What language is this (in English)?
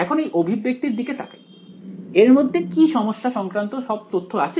Bangla